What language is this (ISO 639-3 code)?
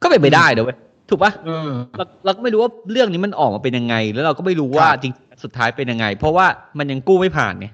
tha